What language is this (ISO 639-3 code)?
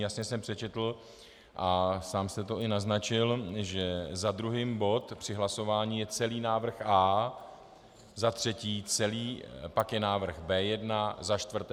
ces